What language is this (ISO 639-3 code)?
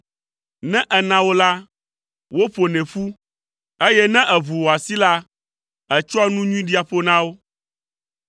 ewe